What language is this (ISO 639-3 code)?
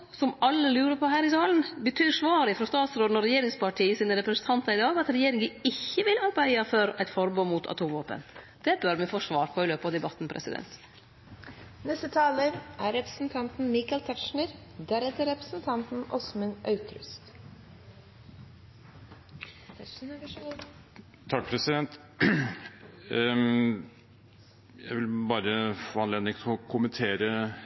nor